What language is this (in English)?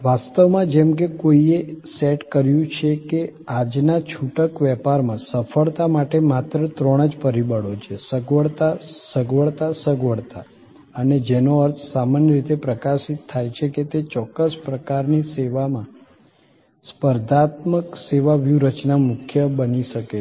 Gujarati